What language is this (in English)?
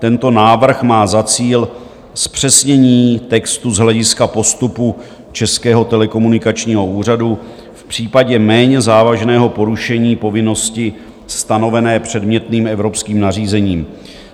Czech